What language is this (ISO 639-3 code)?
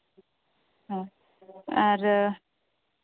sat